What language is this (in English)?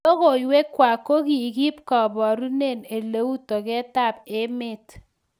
Kalenjin